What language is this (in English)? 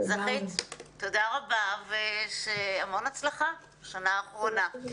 Hebrew